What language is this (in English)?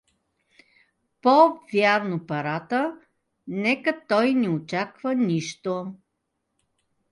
Bulgarian